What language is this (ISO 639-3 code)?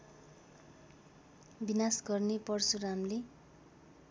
nep